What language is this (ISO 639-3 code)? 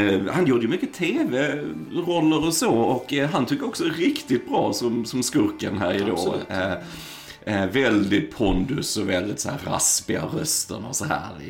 swe